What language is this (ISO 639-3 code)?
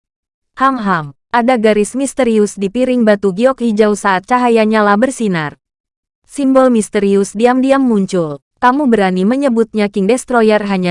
ind